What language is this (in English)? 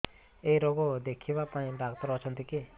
Odia